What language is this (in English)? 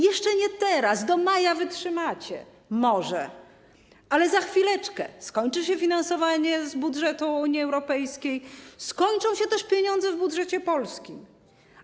Polish